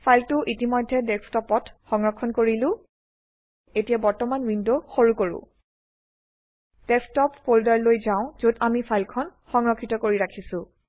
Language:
Assamese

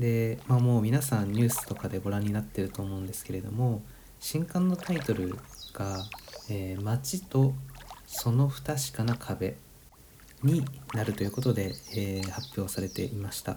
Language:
Japanese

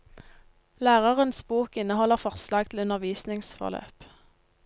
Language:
Norwegian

